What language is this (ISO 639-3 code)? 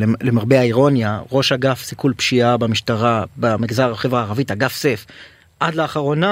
heb